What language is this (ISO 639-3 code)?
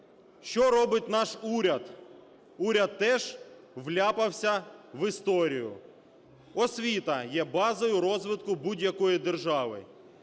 ukr